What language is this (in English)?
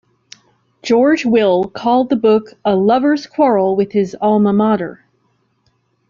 English